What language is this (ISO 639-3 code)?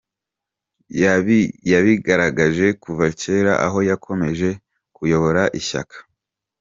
kin